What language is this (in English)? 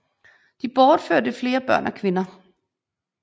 Danish